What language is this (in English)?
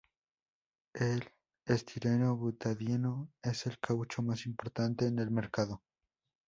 Spanish